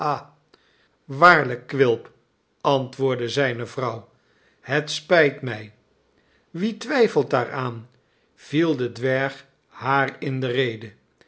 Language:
Dutch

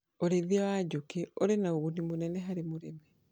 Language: Kikuyu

